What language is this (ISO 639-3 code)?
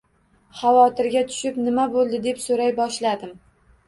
uzb